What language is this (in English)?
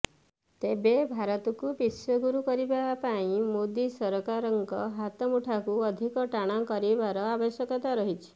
Odia